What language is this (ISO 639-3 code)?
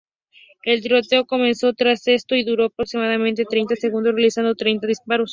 spa